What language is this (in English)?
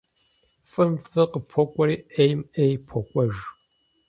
Kabardian